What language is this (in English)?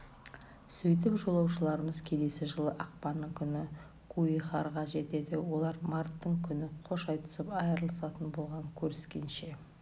Kazakh